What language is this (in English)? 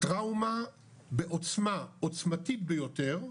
Hebrew